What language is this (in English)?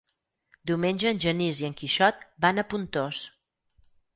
Catalan